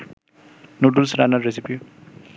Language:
Bangla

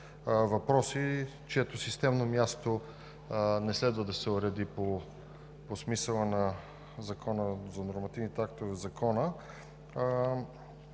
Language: Bulgarian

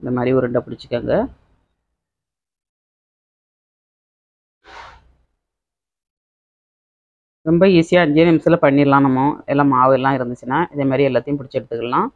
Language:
Tamil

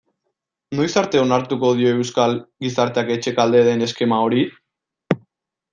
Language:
Basque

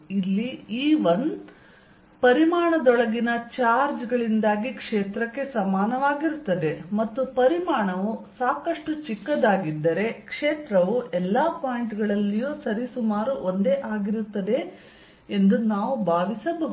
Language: Kannada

